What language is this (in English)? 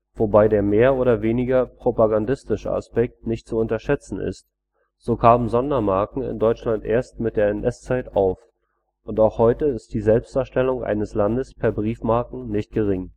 German